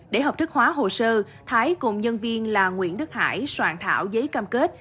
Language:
Vietnamese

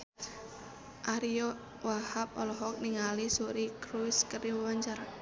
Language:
Sundanese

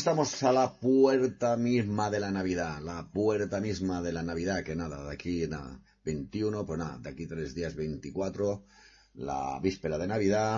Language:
Spanish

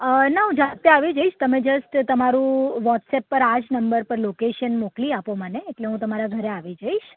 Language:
Gujarati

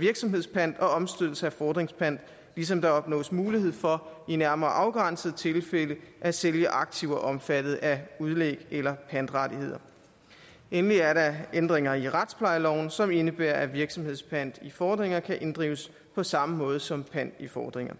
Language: Danish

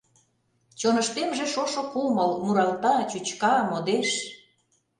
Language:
Mari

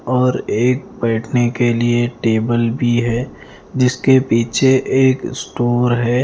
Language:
Hindi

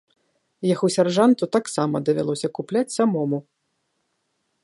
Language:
Belarusian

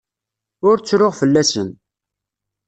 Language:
Kabyle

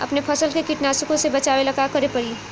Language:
Bhojpuri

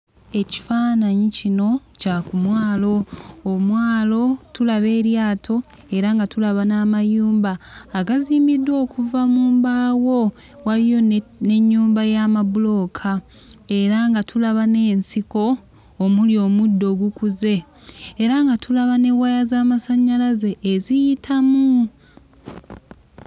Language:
Ganda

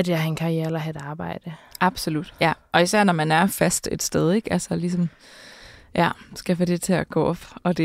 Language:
Danish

